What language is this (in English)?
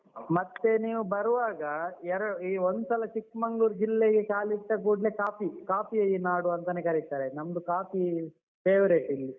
Kannada